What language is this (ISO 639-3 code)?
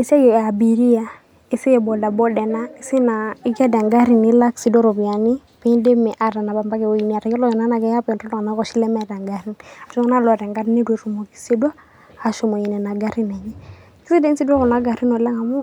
mas